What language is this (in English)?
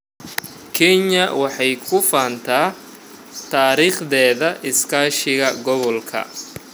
Somali